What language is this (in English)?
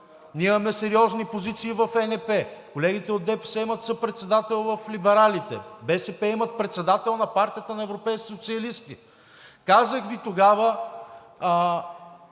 Bulgarian